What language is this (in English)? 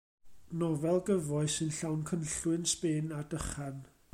Welsh